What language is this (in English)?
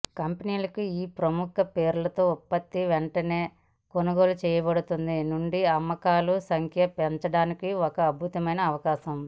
Telugu